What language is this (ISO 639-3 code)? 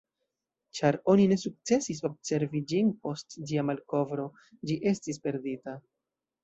epo